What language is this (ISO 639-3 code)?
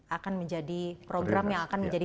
ind